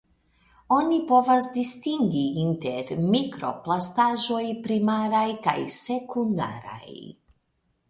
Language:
Esperanto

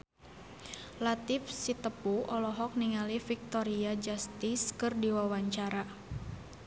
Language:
Sundanese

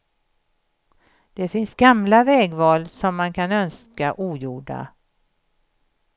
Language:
Swedish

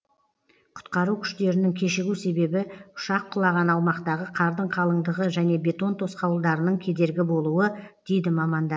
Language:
Kazakh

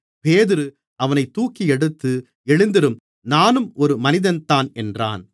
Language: Tamil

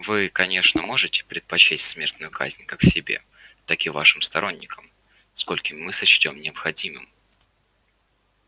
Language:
Russian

